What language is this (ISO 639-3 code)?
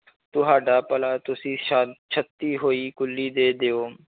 pan